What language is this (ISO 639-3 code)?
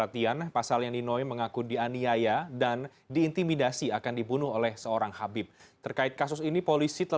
ind